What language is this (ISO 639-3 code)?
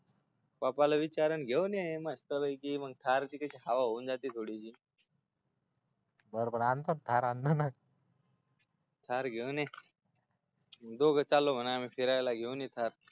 mar